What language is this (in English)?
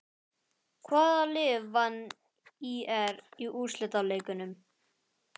Icelandic